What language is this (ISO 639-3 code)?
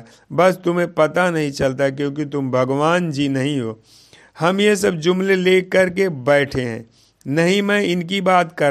hin